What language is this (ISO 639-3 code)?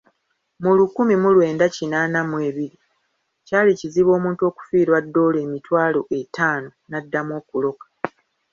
lug